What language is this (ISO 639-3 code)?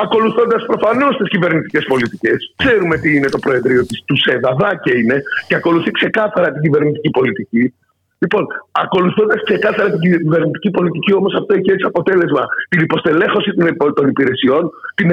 ell